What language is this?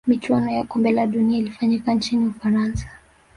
Swahili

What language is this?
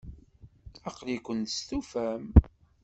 Kabyle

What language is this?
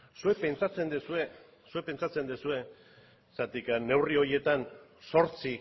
Basque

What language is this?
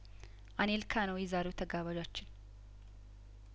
Amharic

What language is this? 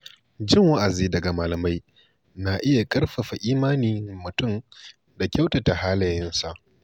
Hausa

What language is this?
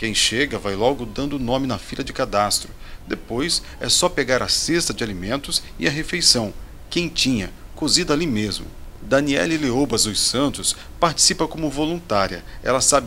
Portuguese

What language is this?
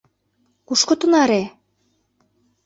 Mari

